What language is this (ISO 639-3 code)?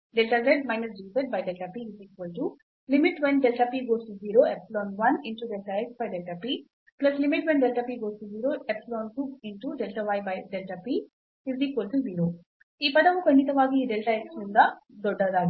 kan